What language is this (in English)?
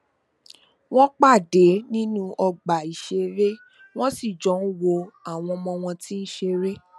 Yoruba